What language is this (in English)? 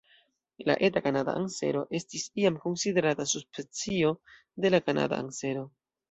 Esperanto